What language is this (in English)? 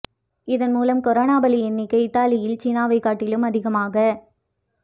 Tamil